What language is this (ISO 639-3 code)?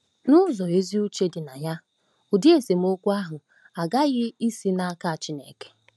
ibo